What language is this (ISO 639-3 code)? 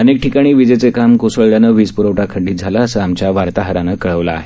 mar